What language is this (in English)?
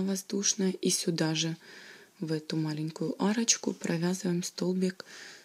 Russian